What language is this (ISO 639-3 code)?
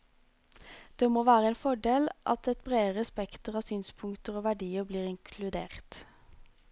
nor